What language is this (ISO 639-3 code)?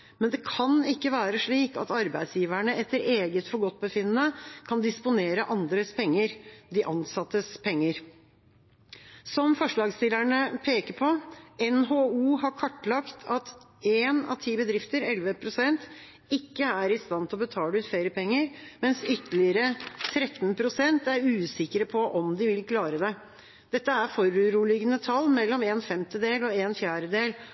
nob